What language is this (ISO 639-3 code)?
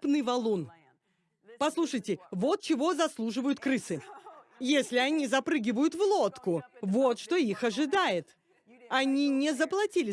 rus